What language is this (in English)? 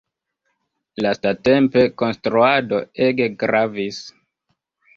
Esperanto